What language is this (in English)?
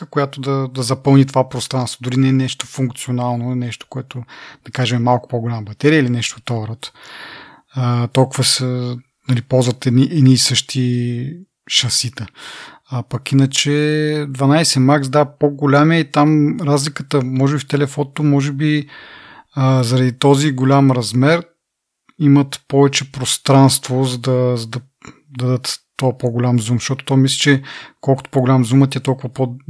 Bulgarian